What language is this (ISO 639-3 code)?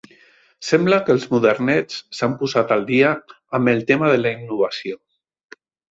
cat